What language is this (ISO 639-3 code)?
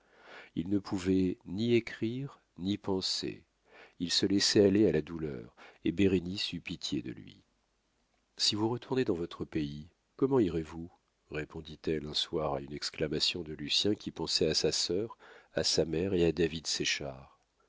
fra